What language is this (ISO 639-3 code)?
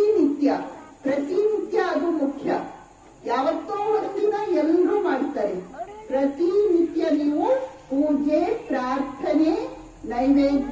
hin